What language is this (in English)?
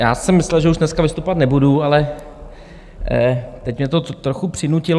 Czech